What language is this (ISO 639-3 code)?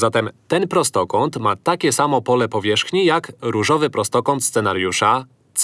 pol